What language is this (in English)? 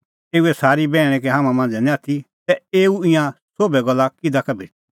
Kullu Pahari